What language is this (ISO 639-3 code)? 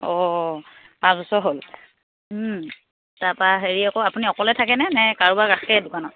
asm